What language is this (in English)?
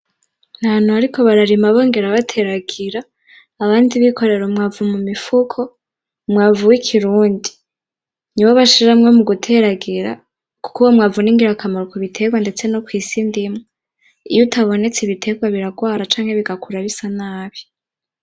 Rundi